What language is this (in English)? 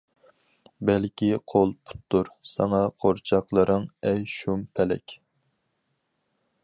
Uyghur